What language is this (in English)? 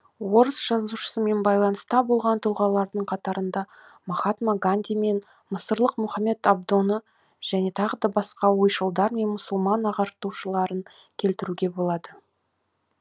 Kazakh